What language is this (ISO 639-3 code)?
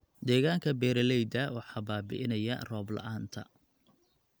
som